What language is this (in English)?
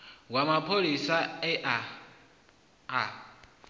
Venda